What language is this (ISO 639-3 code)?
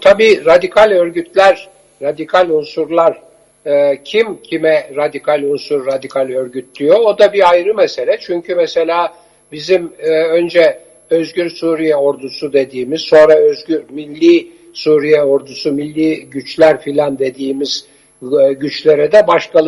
tur